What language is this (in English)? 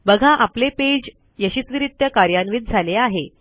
Marathi